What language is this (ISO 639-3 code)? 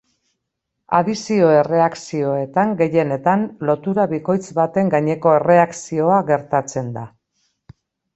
eus